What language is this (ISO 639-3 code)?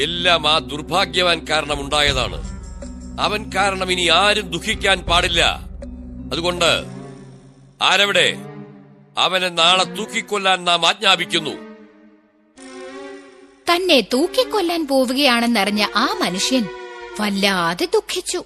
mal